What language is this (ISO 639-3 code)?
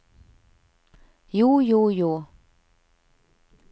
nor